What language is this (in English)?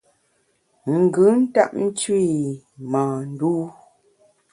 Bamun